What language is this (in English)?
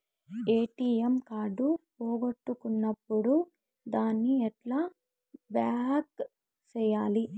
Telugu